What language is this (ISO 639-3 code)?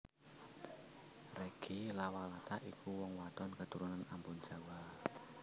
jav